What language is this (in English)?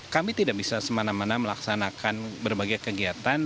Indonesian